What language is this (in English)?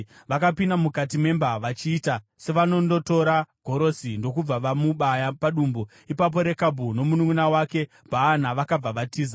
Shona